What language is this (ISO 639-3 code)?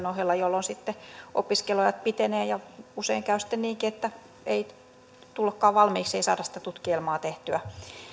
fin